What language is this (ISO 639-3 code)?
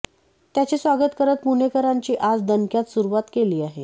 mar